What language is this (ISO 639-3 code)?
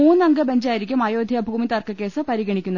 mal